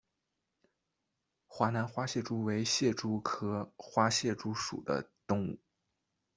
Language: Chinese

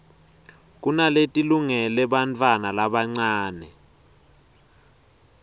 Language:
Swati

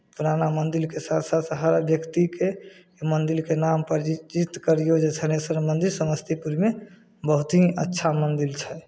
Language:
Maithili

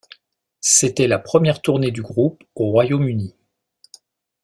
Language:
French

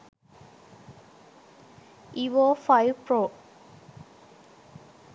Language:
Sinhala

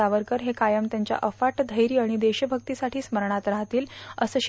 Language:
Marathi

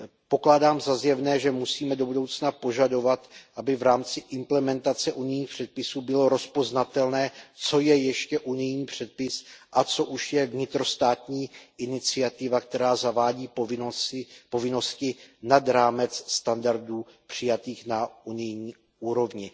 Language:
Czech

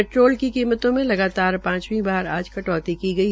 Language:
Hindi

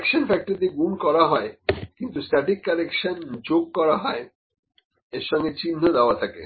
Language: Bangla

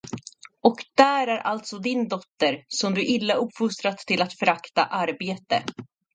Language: Swedish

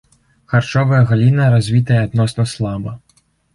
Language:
Belarusian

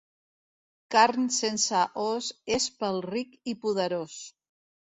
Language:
Catalan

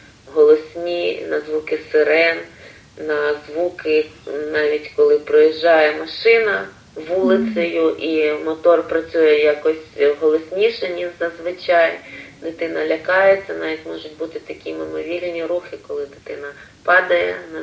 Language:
Ukrainian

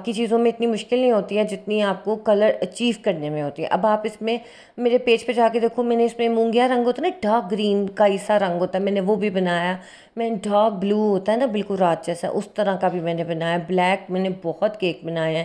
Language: Hindi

